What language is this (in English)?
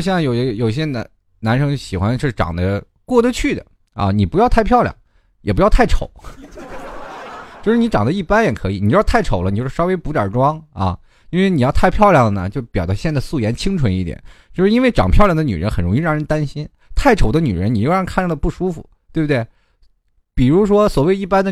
Chinese